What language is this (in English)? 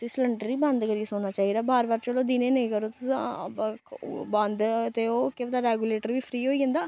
Dogri